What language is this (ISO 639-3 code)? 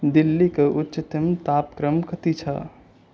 nep